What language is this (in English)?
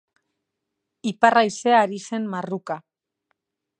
Basque